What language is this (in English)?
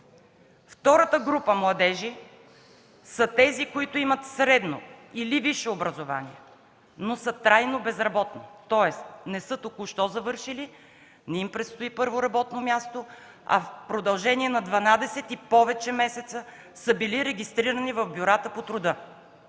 Bulgarian